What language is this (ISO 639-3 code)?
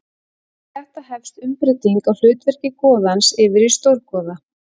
isl